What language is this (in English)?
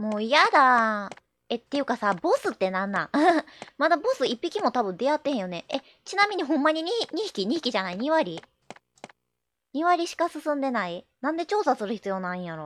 Japanese